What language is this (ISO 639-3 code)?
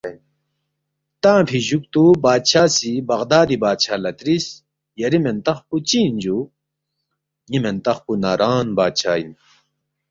bft